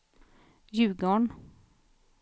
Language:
Swedish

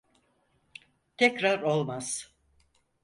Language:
Turkish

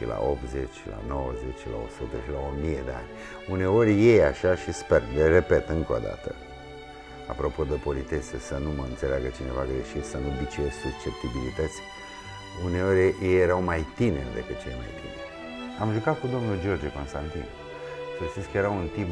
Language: Romanian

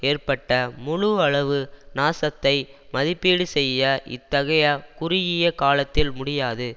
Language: Tamil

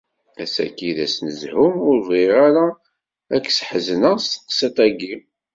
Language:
Kabyle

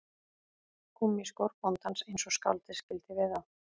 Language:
Icelandic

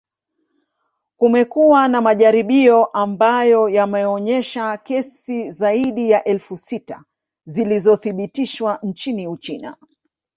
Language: Swahili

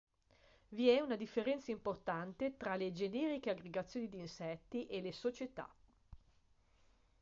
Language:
Italian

